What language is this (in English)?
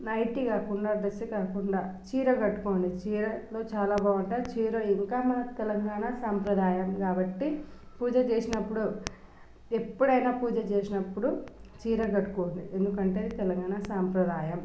Telugu